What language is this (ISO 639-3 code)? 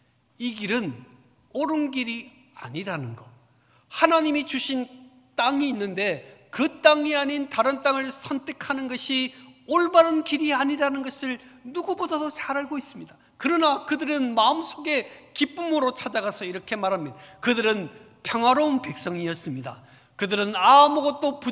kor